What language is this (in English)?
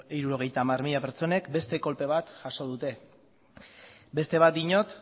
Basque